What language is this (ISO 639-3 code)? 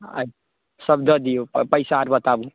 mai